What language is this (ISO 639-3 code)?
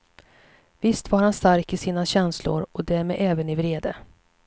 swe